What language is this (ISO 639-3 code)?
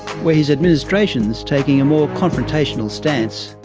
eng